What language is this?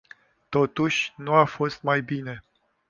Romanian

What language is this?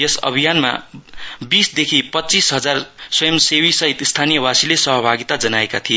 Nepali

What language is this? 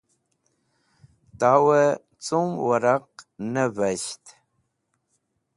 Wakhi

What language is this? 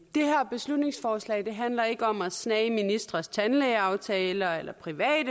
Danish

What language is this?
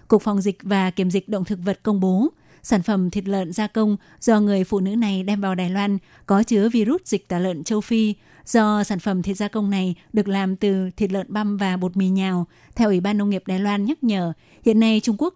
Vietnamese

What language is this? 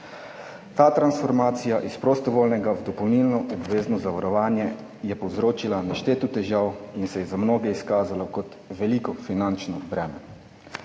Slovenian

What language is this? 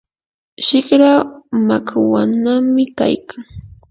Yanahuanca Pasco Quechua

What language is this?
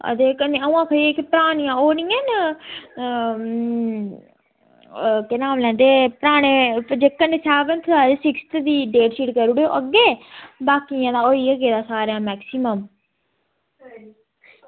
Dogri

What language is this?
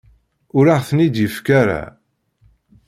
Kabyle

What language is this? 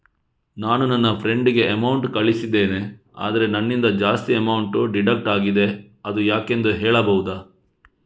Kannada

